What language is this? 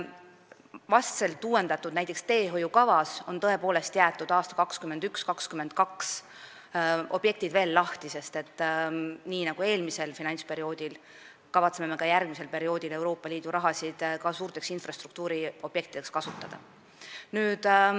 Estonian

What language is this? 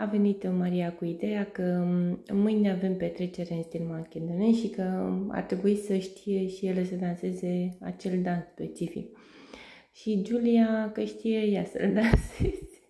Romanian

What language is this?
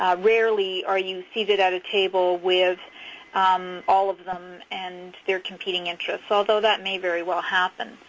English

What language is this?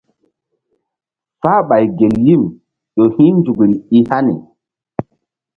Mbum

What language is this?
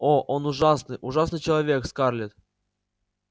Russian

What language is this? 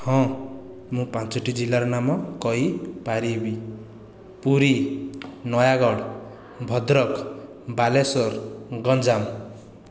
Odia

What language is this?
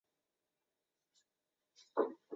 Chinese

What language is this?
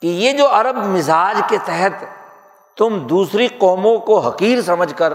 Urdu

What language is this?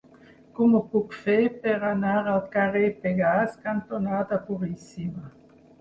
Catalan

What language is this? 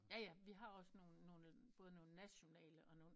Danish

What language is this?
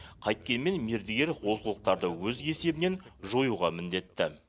Kazakh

